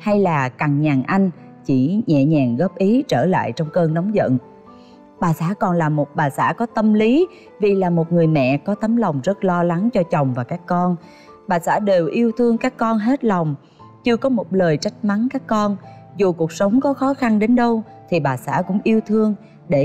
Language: Vietnamese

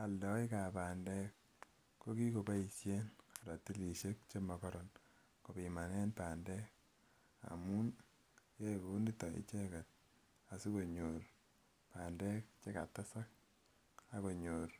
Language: Kalenjin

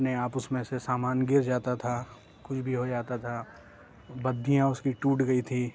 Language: Urdu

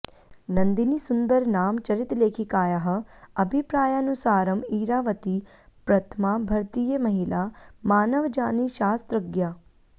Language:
Sanskrit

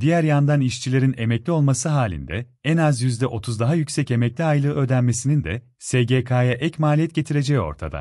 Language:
Turkish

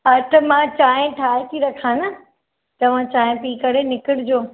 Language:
Sindhi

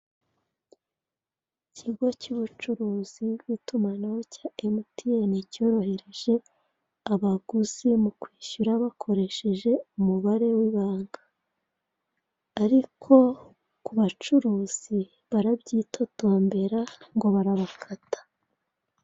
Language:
Kinyarwanda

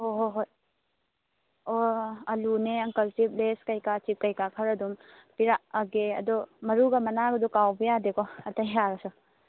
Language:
Manipuri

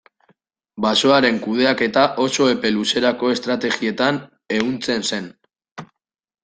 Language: Basque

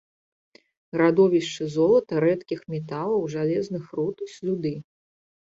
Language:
Belarusian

